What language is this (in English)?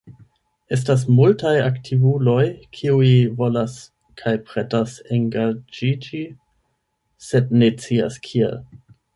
Esperanto